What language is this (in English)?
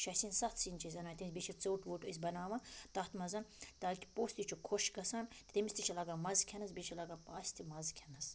Kashmiri